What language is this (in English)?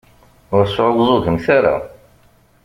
Kabyle